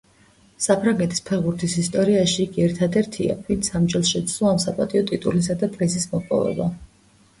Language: Georgian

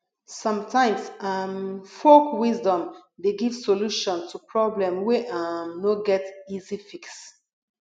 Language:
Nigerian Pidgin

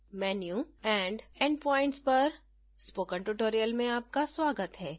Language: Hindi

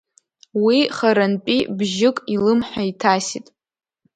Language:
Abkhazian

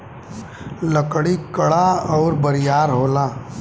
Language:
Bhojpuri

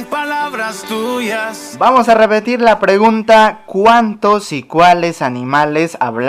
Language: Spanish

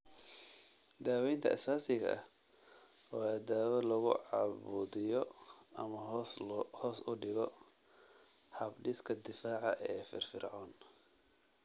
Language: Somali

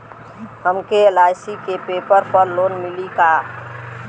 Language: Bhojpuri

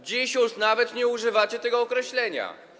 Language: Polish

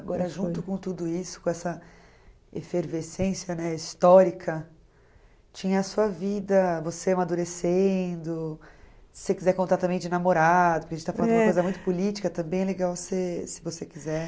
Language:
Portuguese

